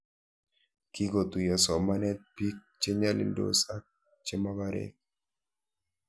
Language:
Kalenjin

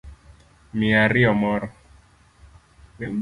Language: Luo (Kenya and Tanzania)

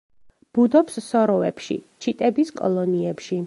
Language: Georgian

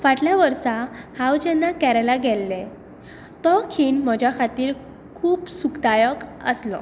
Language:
Konkani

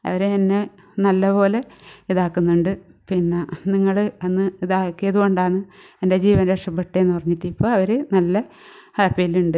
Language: Malayalam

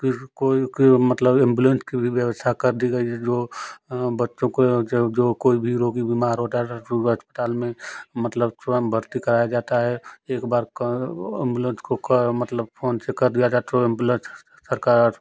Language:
Hindi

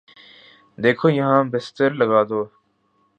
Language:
Urdu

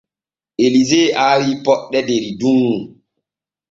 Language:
Borgu Fulfulde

